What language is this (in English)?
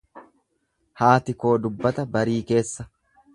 Oromo